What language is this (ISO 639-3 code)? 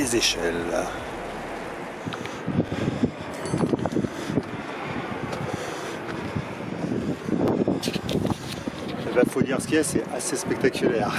fra